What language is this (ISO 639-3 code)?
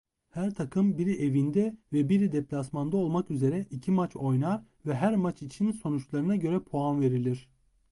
tur